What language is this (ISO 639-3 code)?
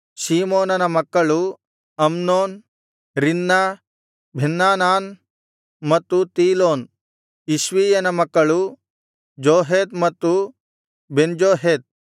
kan